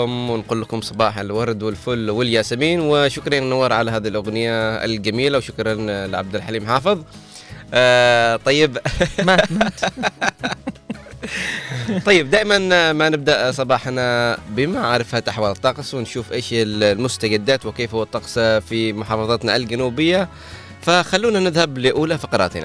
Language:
Arabic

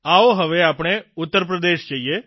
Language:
Gujarati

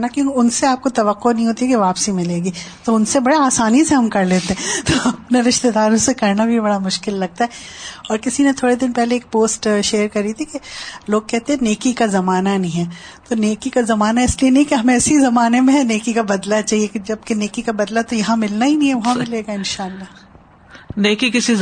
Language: Urdu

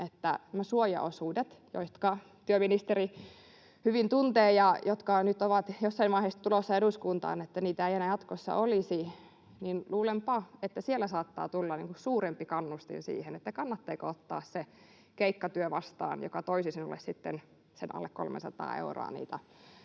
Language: Finnish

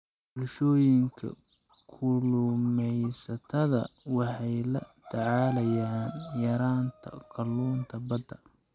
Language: Somali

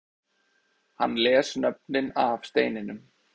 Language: Icelandic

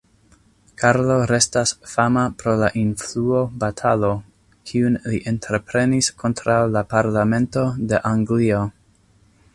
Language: Esperanto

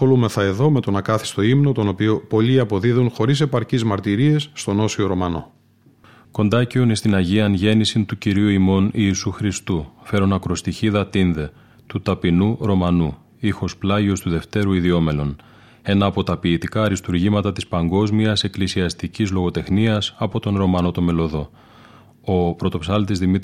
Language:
Greek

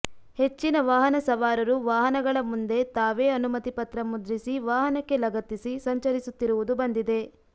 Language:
Kannada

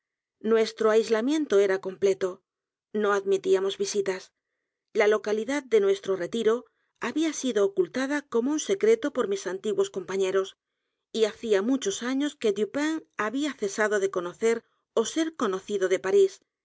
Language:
Spanish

